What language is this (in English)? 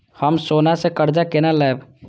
Maithili